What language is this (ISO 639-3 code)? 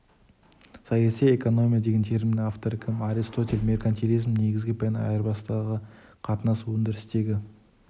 kaz